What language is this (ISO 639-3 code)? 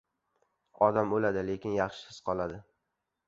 uzb